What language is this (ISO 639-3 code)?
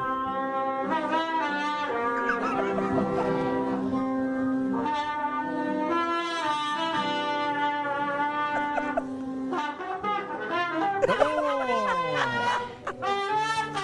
spa